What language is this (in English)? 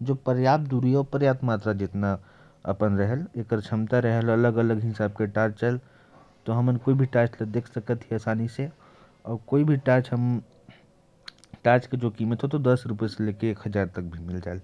Korwa